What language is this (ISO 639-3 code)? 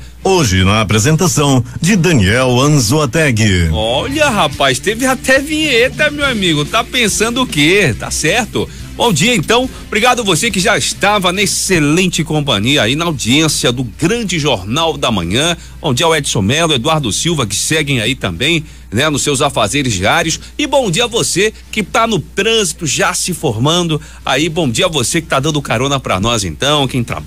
por